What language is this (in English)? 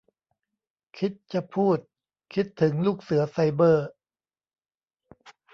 Thai